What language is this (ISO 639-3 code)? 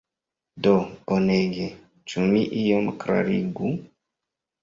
epo